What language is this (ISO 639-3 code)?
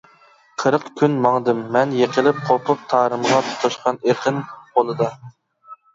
uig